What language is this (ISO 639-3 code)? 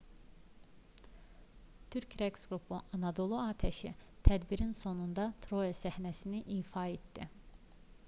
aze